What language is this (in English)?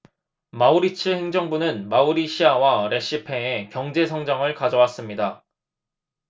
Korean